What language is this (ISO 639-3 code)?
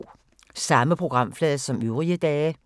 dan